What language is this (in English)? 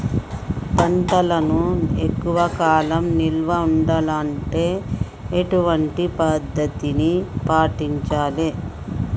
Telugu